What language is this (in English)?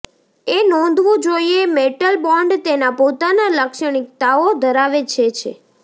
Gujarati